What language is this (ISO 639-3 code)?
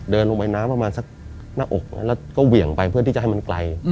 tha